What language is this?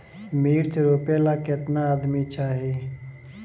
Bhojpuri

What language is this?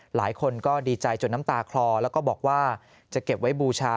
Thai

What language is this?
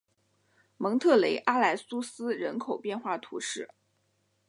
Chinese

